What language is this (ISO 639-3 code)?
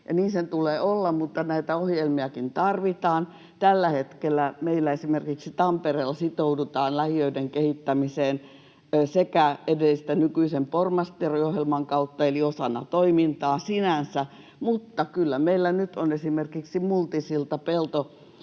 fin